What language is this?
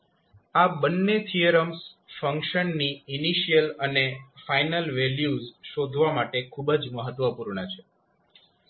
Gujarati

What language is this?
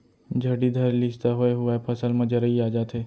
Chhattisgarhi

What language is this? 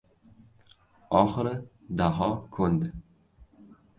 Uzbek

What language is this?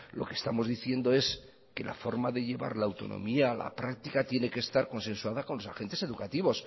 Spanish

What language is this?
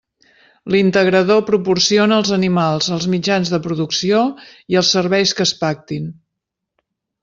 Catalan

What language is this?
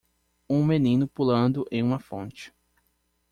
Portuguese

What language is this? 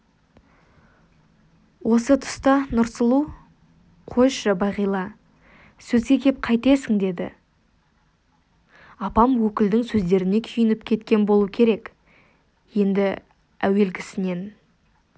Kazakh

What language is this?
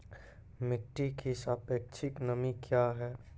Maithili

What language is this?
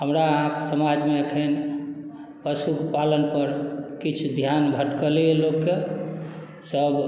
Maithili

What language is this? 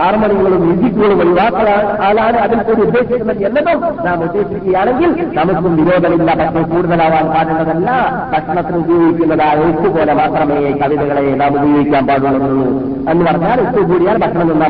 Malayalam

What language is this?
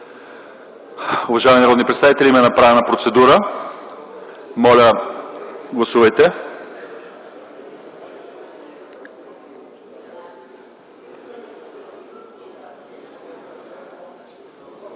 Bulgarian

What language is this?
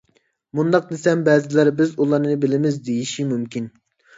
Uyghur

